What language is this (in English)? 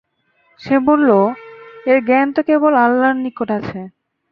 Bangla